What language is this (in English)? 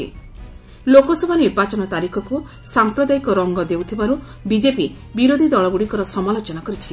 Odia